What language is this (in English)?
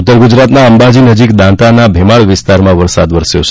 Gujarati